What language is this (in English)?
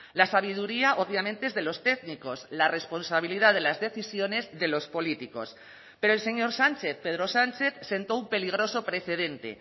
Spanish